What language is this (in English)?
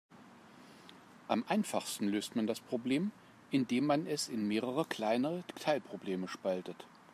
German